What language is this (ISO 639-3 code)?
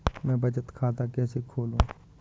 hin